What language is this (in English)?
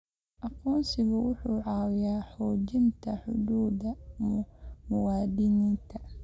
Somali